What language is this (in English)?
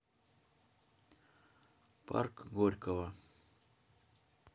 Russian